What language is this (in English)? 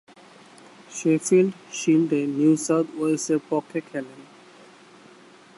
Bangla